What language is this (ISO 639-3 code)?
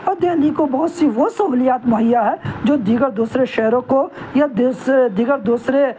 urd